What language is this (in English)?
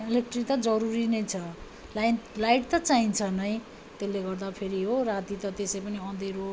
Nepali